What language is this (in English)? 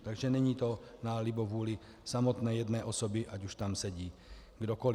Czech